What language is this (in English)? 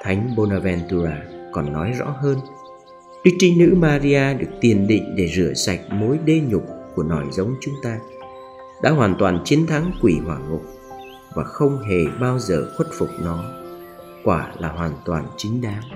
Vietnamese